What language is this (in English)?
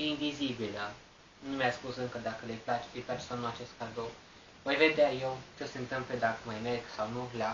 Romanian